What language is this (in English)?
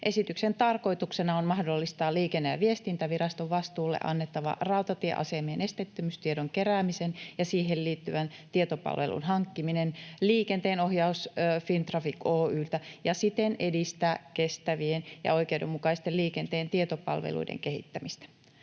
Finnish